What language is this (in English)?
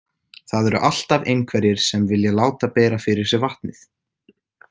Icelandic